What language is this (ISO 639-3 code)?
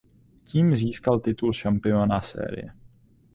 ces